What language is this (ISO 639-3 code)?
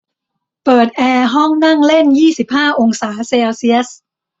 tha